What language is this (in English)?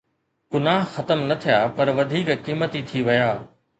Sindhi